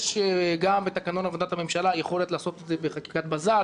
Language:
Hebrew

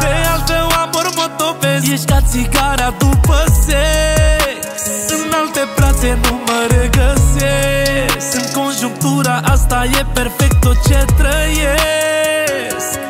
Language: Romanian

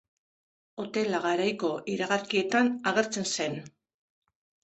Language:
Basque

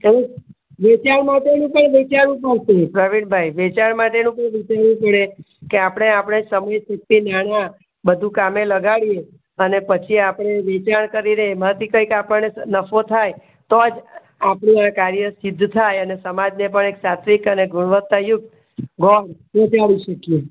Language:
Gujarati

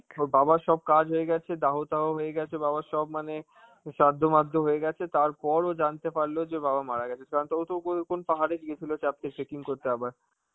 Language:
Bangla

